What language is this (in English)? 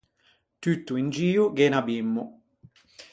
Ligurian